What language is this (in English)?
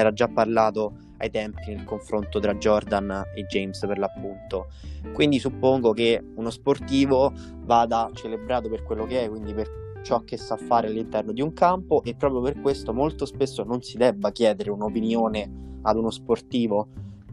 Italian